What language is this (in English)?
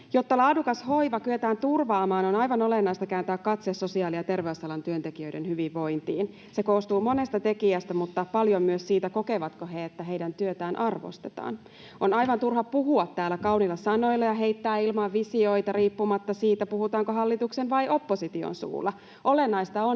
Finnish